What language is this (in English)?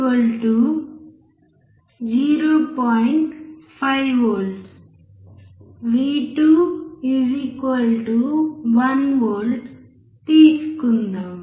Telugu